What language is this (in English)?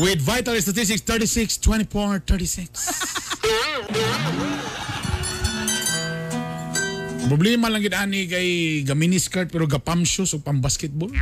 Filipino